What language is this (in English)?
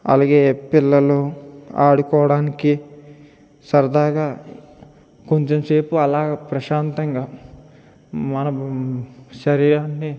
Telugu